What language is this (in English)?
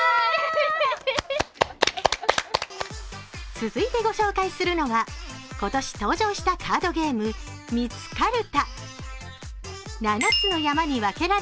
Japanese